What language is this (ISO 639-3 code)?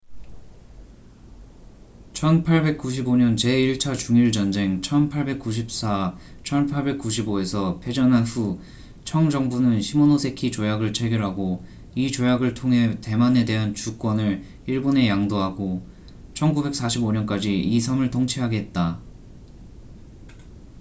kor